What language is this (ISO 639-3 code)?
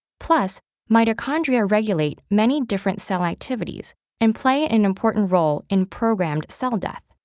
eng